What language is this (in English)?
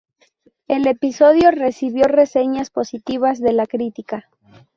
Spanish